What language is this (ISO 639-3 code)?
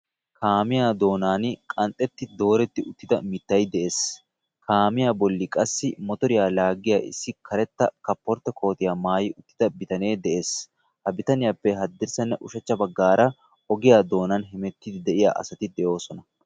wal